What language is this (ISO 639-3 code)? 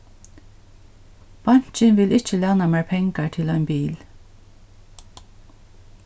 fao